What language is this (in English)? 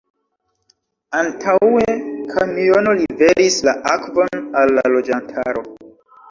Esperanto